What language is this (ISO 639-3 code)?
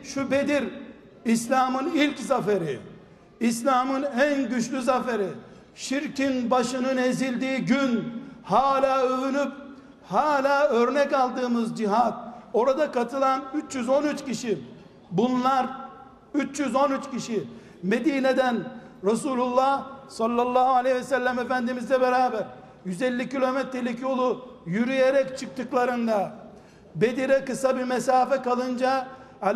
tur